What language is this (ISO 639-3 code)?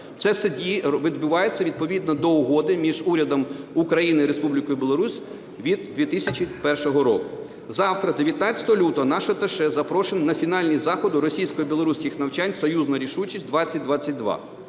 ukr